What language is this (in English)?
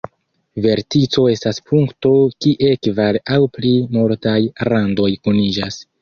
Esperanto